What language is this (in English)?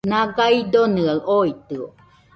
Nüpode Huitoto